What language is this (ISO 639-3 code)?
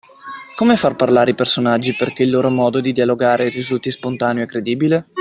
ita